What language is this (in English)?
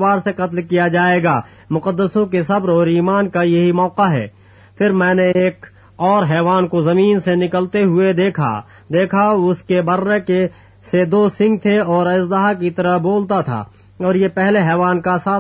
Urdu